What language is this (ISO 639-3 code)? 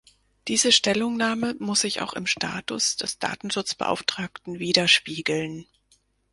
deu